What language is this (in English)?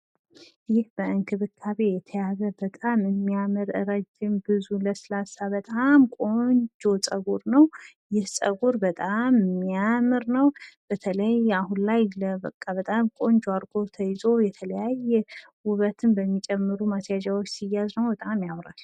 Amharic